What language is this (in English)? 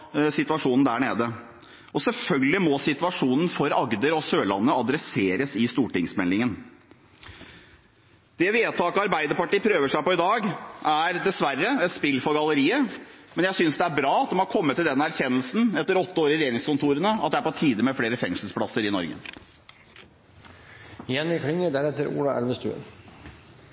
Norwegian Bokmål